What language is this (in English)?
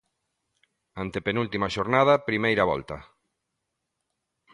Galician